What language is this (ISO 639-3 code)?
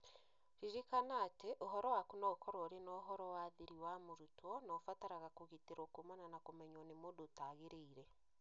kik